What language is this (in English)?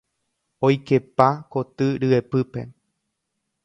Guarani